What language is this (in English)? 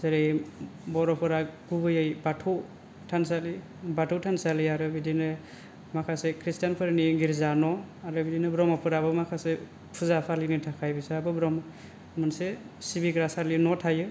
Bodo